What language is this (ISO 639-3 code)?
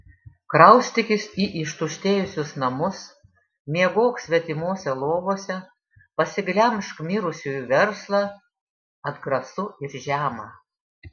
lit